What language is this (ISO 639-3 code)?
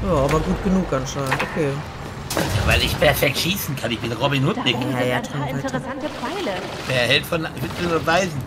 deu